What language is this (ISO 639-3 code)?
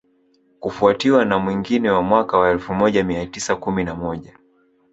swa